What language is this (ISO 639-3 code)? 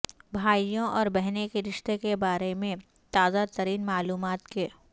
urd